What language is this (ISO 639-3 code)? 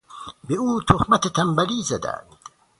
fas